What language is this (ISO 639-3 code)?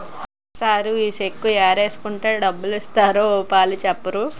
tel